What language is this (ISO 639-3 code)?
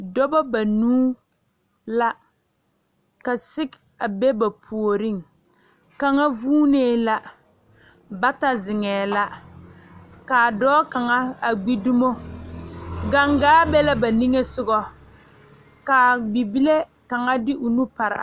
dga